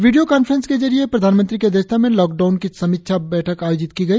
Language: Hindi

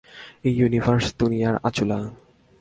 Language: Bangla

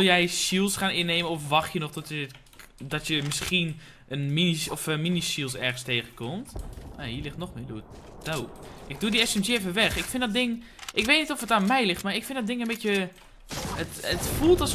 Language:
Dutch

